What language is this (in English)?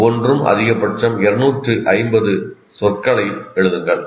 Tamil